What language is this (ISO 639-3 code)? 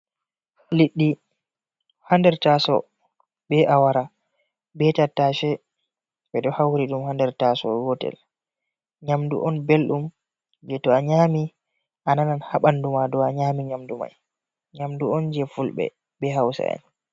ful